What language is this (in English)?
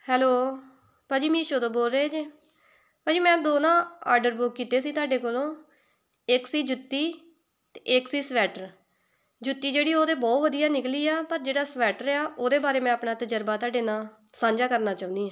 Punjabi